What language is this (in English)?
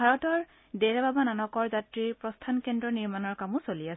Assamese